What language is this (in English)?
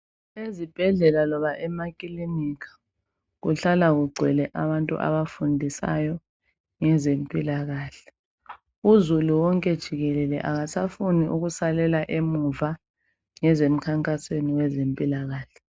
North Ndebele